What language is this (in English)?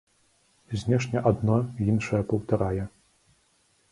Belarusian